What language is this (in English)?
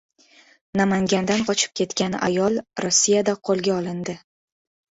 Uzbek